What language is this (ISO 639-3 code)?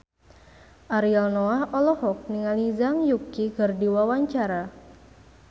sun